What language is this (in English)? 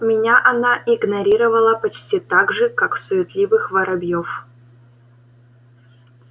Russian